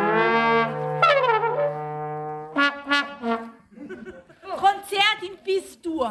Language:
German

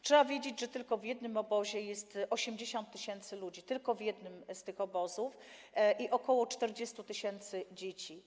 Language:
Polish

